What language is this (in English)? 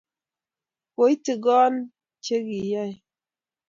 Kalenjin